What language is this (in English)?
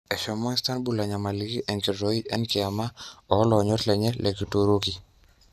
Masai